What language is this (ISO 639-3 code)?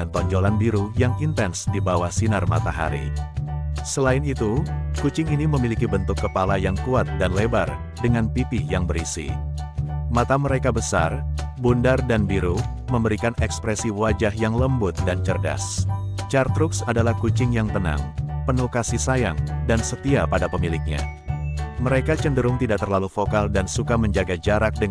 ind